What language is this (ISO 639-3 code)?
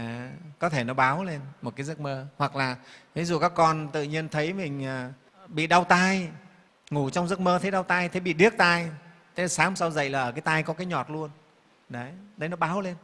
vie